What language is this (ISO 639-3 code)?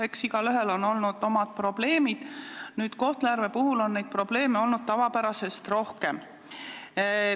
est